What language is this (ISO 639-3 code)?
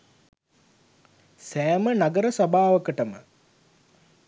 sin